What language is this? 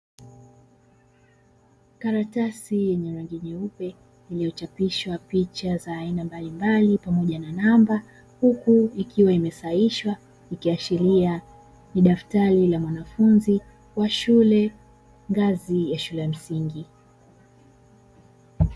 Swahili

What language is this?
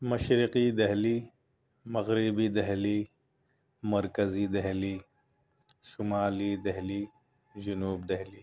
Urdu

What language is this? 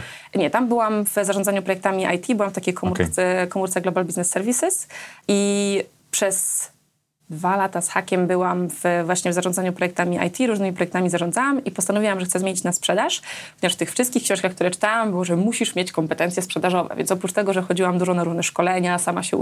Polish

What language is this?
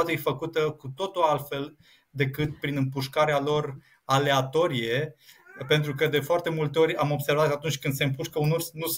Romanian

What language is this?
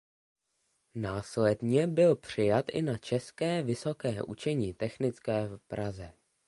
Czech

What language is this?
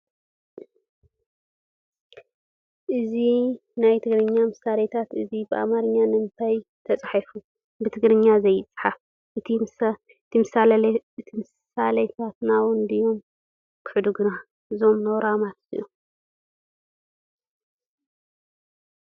Tigrinya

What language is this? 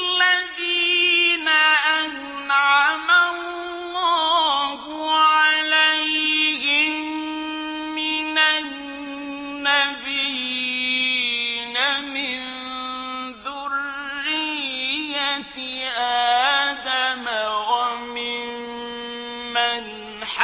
Arabic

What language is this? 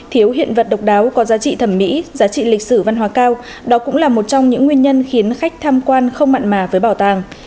Vietnamese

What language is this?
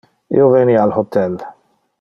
Interlingua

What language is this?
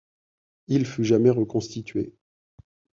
French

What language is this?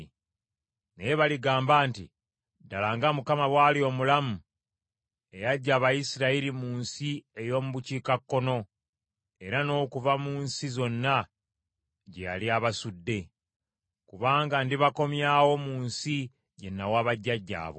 Ganda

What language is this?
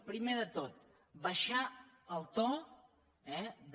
Catalan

